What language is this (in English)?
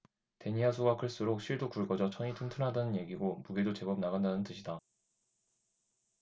Korean